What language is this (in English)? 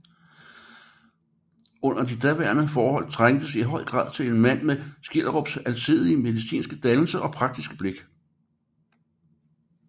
Danish